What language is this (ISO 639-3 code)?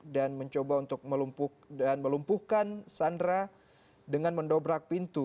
ind